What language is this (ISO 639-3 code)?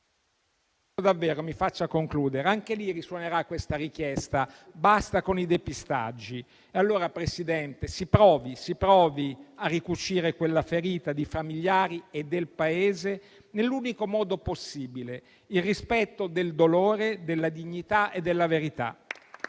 ita